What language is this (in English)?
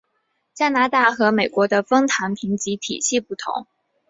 Chinese